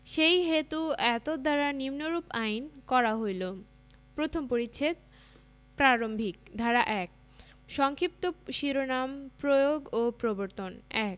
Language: Bangla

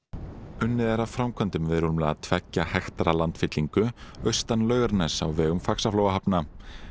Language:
Icelandic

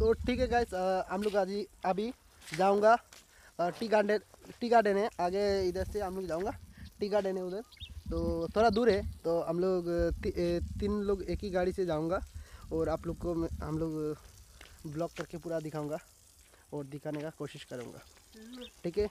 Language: Hindi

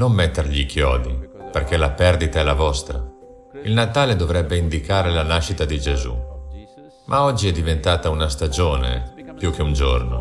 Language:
Italian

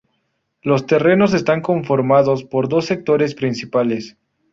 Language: Spanish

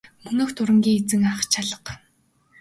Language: Mongolian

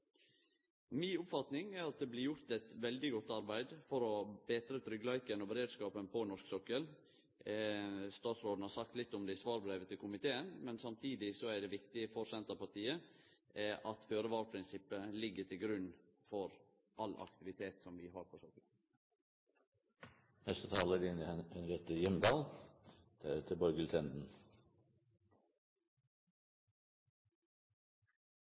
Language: Norwegian Nynorsk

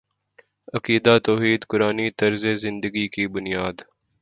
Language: Urdu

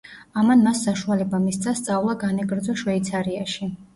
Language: Georgian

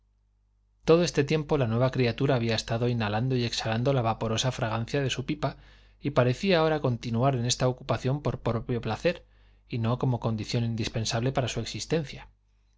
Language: Spanish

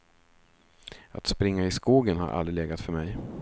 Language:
Swedish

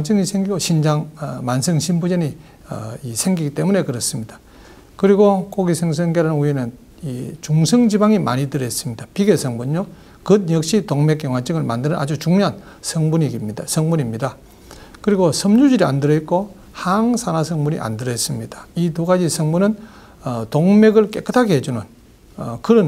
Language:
Korean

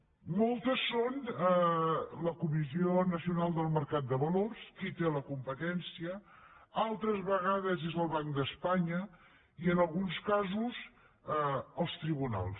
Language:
Catalan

